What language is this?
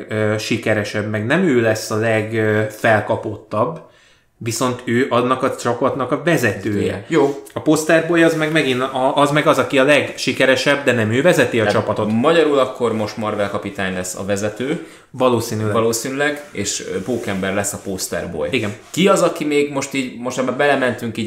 Hungarian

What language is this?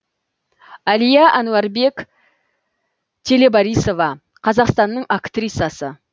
Kazakh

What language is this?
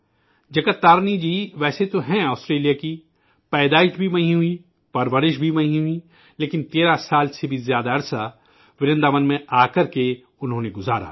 Urdu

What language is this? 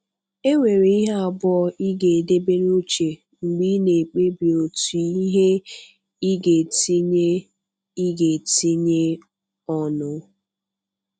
Igbo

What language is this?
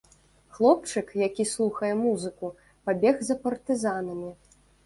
Belarusian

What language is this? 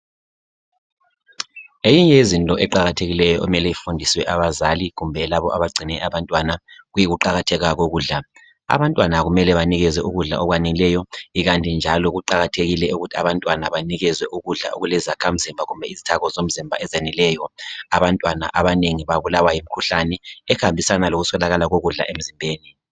North Ndebele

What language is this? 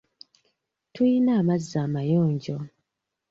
Ganda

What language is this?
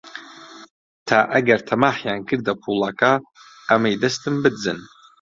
Central Kurdish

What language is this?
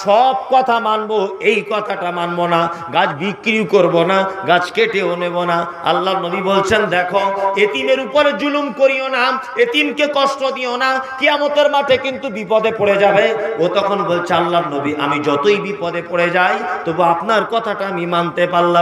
Hindi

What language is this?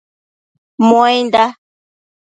Matsés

